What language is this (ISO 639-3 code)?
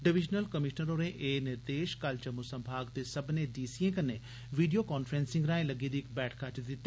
doi